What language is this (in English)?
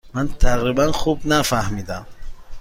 Persian